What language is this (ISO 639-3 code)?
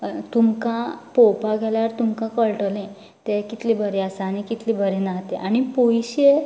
kok